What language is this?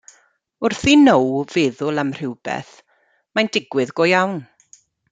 Welsh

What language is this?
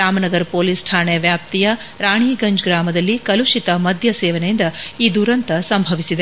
Kannada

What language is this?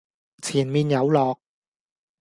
Cantonese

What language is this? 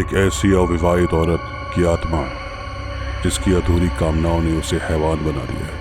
Hindi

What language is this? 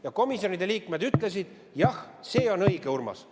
Estonian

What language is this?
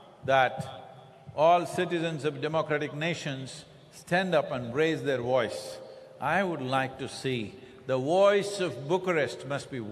English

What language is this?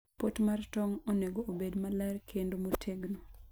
Luo (Kenya and Tanzania)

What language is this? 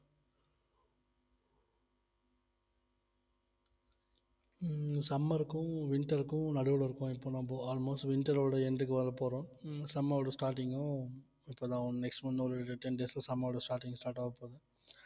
Tamil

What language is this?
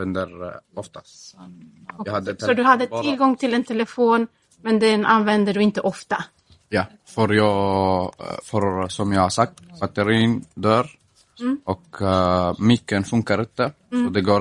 Swedish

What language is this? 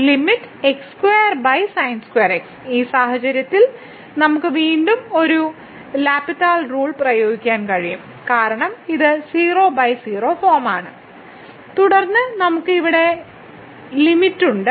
Malayalam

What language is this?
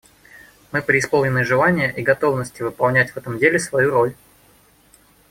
Russian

